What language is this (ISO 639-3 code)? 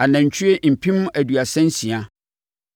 aka